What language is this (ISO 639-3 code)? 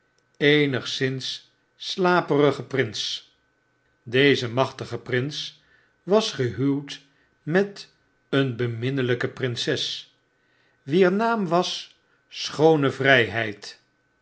nld